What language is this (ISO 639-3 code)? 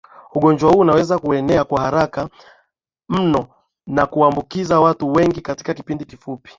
swa